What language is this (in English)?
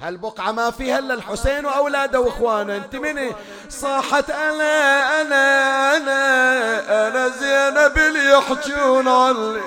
Arabic